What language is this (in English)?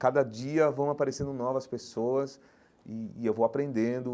Portuguese